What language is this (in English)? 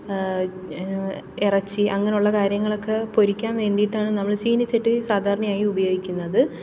Malayalam